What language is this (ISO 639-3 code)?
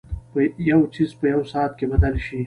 pus